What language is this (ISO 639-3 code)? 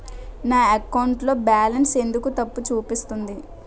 tel